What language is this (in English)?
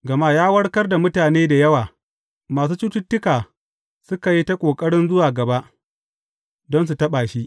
Hausa